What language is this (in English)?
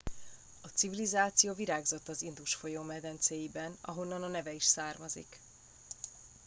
Hungarian